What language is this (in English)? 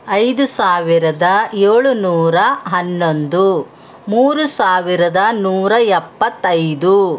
Kannada